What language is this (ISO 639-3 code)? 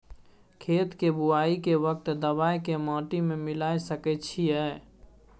mai